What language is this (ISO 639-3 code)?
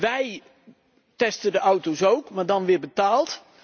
nld